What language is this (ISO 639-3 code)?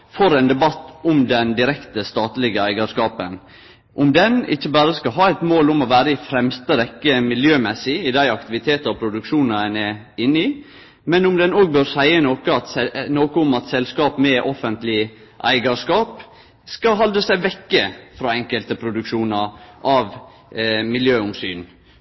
nno